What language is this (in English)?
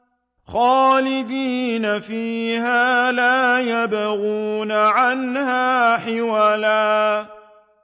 Arabic